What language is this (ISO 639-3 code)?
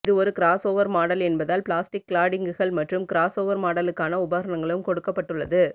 tam